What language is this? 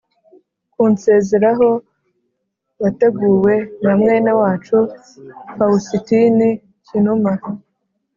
Kinyarwanda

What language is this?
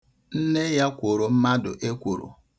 Igbo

